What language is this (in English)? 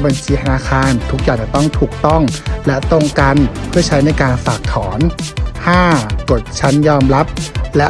Thai